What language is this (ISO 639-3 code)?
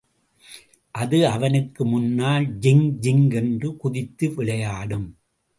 tam